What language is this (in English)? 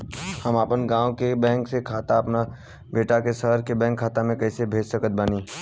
Bhojpuri